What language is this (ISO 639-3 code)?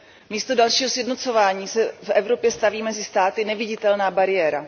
ces